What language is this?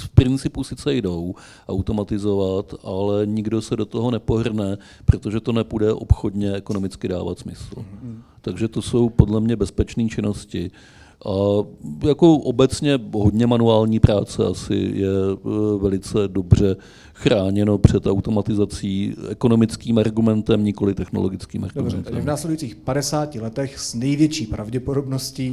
Czech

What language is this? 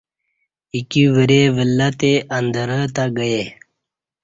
Kati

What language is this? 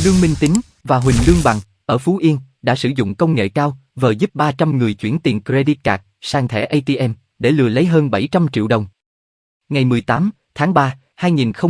Vietnamese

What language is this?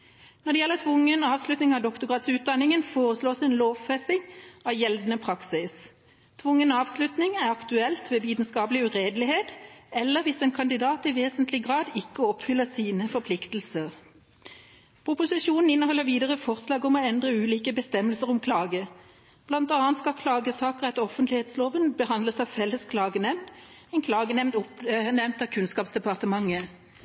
Norwegian Bokmål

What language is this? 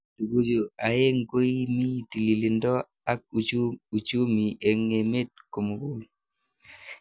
Kalenjin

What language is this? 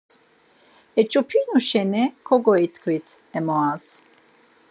Laz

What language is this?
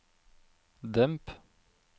Norwegian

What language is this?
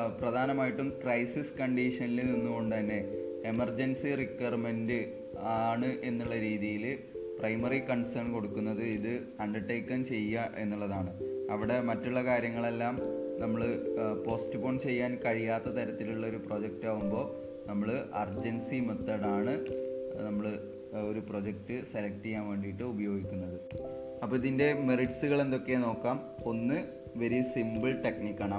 Malayalam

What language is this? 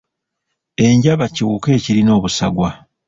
Ganda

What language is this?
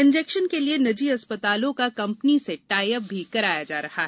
Hindi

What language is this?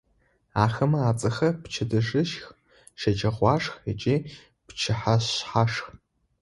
Adyghe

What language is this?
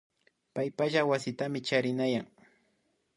Imbabura Highland Quichua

